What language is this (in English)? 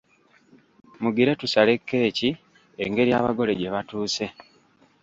Ganda